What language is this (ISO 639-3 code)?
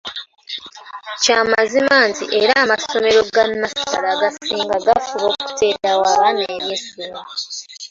lug